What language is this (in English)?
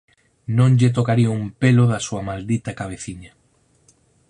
Galician